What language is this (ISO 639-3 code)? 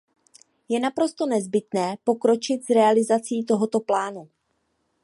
ces